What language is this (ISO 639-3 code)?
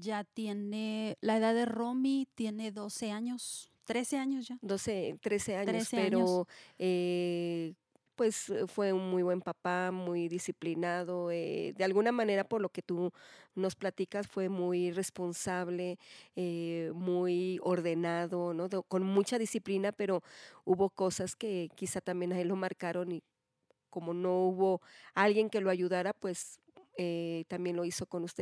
spa